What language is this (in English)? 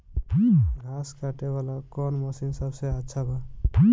Bhojpuri